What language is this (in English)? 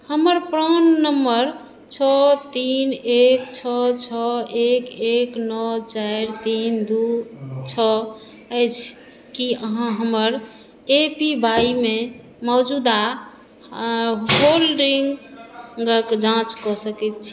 Maithili